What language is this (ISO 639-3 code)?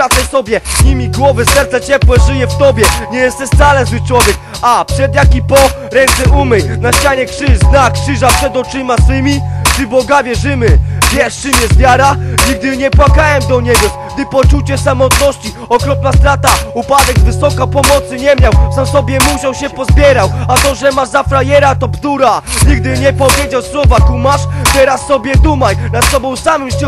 pol